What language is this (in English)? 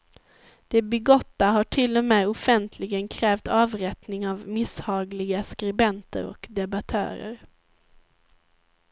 Swedish